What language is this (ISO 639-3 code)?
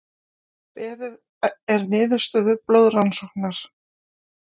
isl